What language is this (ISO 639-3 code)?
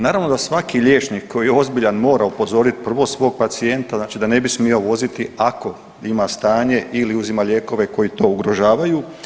hrv